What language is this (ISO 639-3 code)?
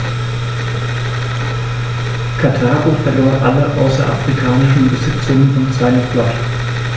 deu